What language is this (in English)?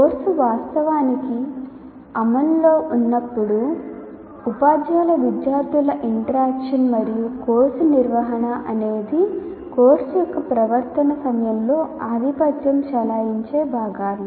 Telugu